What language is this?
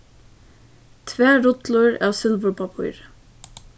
Faroese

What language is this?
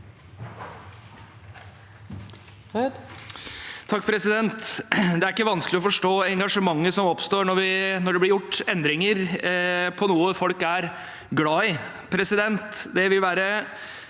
Norwegian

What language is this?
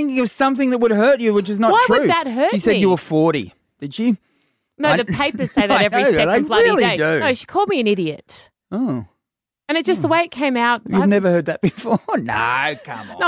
English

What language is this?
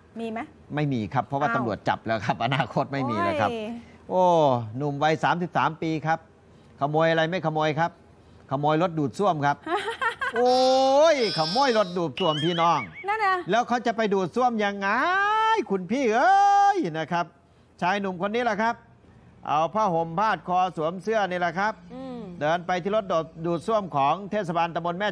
Thai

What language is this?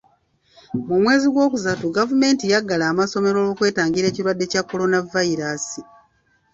Ganda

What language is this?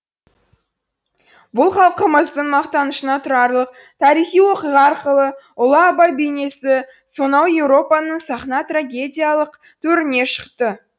Kazakh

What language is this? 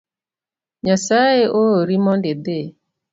Luo (Kenya and Tanzania)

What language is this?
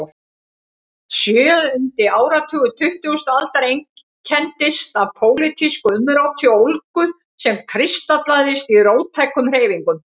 Icelandic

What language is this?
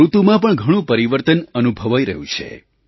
Gujarati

